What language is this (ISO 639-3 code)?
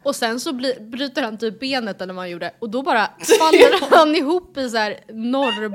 swe